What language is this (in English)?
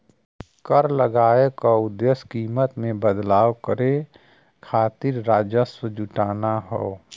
Bhojpuri